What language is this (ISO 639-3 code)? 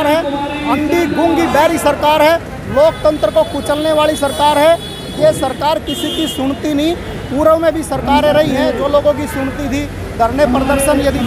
hin